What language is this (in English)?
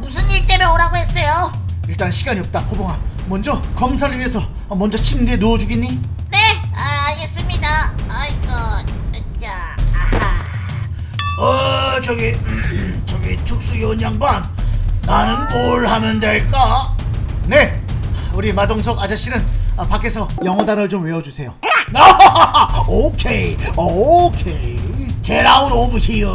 Korean